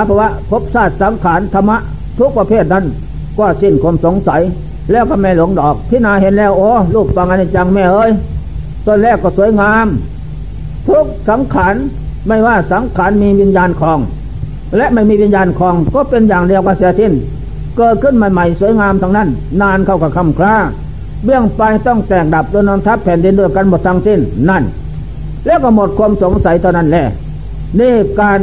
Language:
Thai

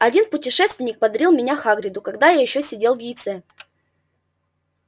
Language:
Russian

